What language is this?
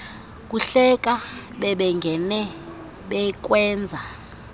Xhosa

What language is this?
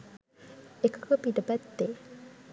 Sinhala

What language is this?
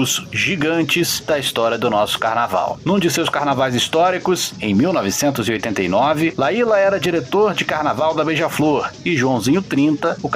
Portuguese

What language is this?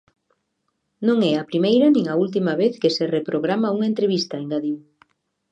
Galician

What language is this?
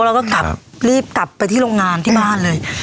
Thai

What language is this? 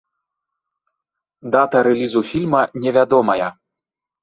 Belarusian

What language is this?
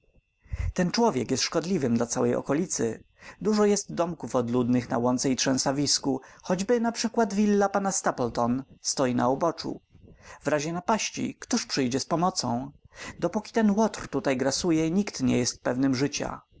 Polish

